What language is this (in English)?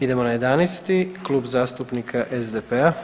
Croatian